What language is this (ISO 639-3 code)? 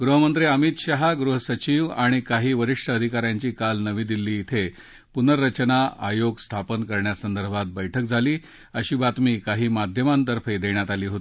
mar